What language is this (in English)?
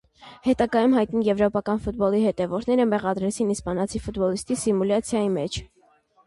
Armenian